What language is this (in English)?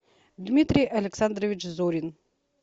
Russian